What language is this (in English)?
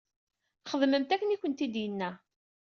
Kabyle